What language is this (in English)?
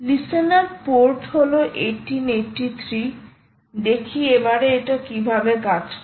Bangla